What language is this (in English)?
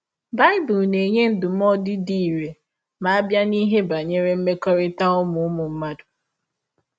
Igbo